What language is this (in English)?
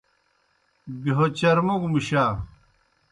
Kohistani Shina